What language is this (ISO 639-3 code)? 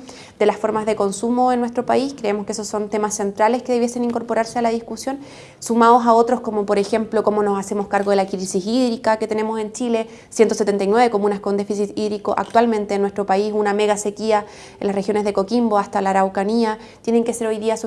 spa